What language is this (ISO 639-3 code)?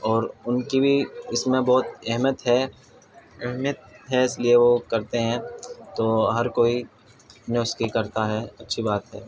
urd